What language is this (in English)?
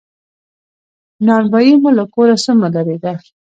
Pashto